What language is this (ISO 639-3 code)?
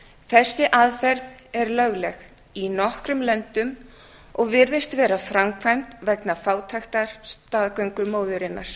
isl